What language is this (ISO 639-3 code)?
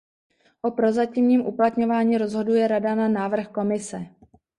ces